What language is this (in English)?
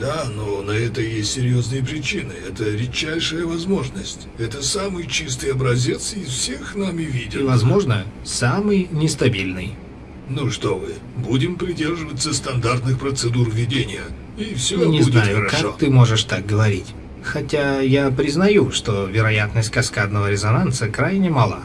Russian